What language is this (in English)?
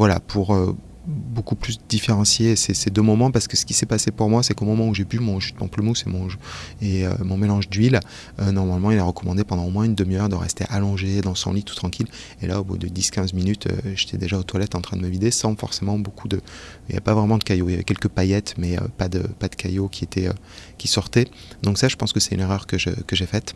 French